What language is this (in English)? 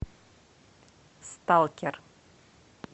Russian